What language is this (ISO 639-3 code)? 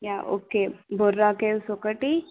tel